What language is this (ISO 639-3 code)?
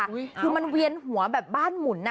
tha